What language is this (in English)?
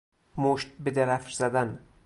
Persian